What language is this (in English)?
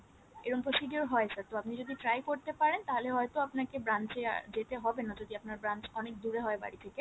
Bangla